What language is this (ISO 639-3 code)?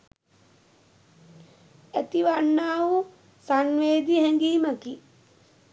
sin